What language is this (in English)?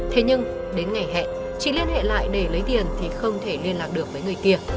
Vietnamese